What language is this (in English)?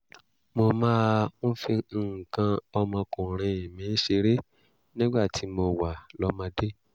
Yoruba